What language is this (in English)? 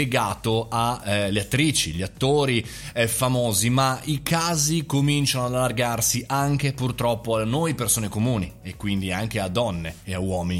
Italian